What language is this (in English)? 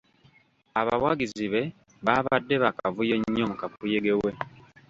Ganda